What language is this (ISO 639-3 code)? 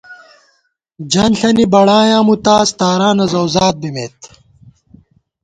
gwt